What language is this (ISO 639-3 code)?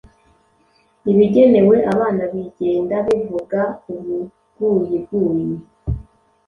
kin